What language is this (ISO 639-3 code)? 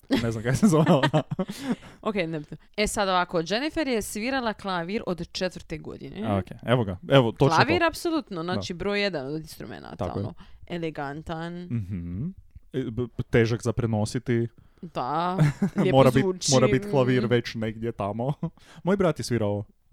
hrv